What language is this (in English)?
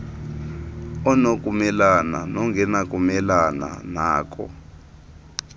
Xhosa